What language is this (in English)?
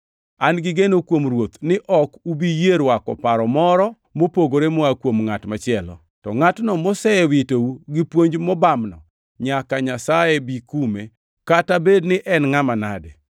Luo (Kenya and Tanzania)